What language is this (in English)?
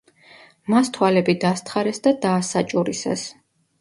Georgian